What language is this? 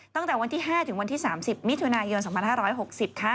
Thai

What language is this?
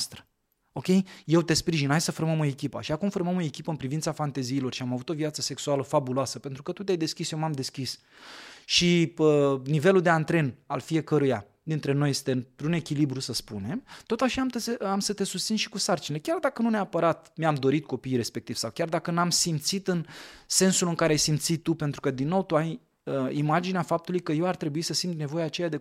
Romanian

